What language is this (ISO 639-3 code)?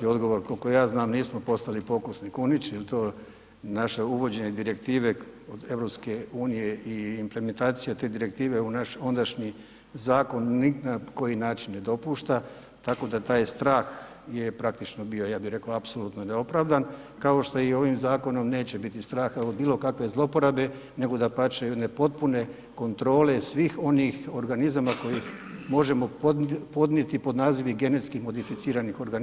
hrv